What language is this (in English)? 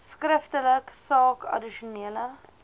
Afrikaans